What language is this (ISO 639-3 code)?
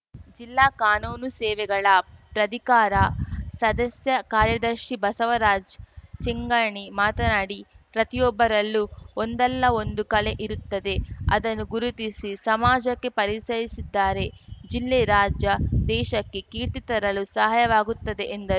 kan